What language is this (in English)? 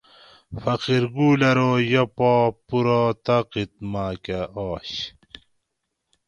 Gawri